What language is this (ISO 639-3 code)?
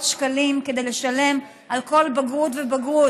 heb